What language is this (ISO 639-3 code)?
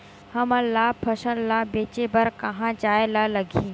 hne